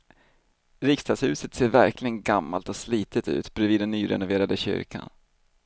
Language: Swedish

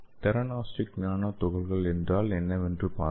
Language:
Tamil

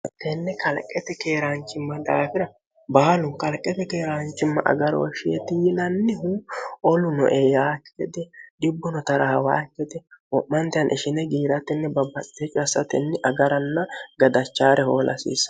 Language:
Sidamo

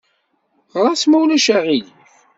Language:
Kabyle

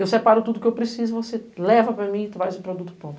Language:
Portuguese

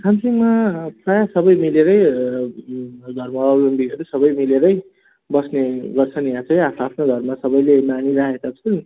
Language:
Nepali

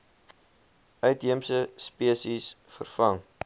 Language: Afrikaans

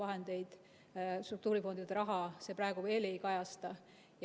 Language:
Estonian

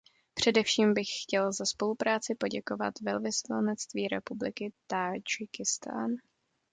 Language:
Czech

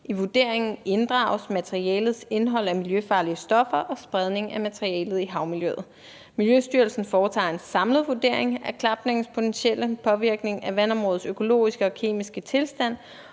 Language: Danish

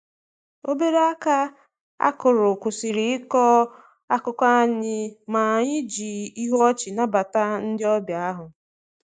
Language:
Igbo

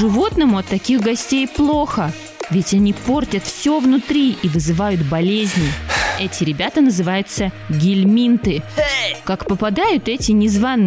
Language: Russian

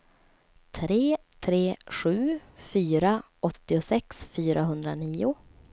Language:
Swedish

